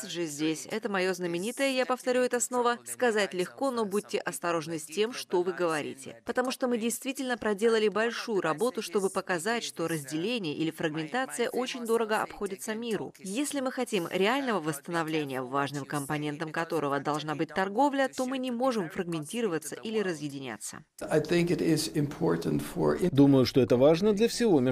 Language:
Russian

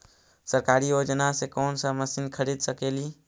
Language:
Magahi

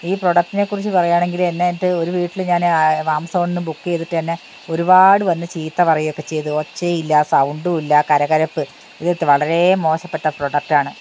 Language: Malayalam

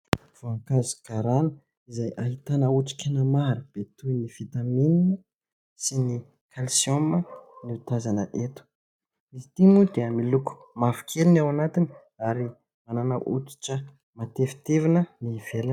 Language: Malagasy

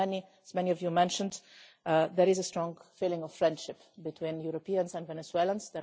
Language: English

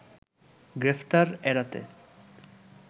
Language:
Bangla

